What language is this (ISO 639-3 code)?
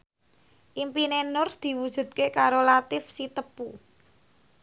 jav